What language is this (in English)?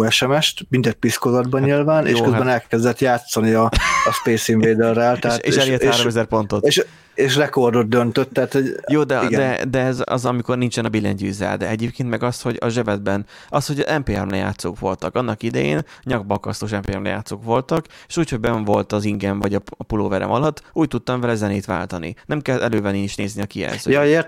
Hungarian